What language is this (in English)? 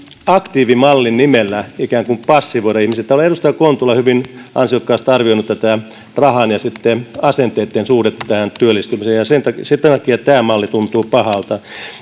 Finnish